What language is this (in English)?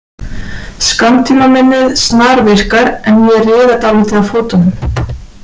Icelandic